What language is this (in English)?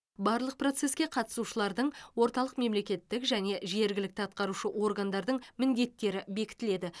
Kazakh